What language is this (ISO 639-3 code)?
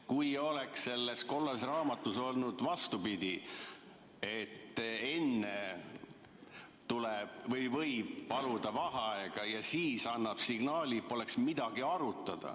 est